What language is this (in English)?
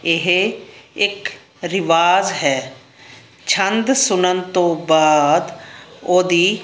Punjabi